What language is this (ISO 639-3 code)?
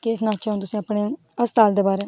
doi